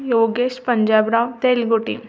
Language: Marathi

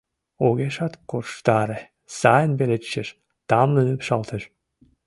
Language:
Mari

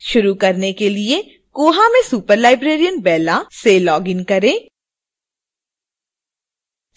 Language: Hindi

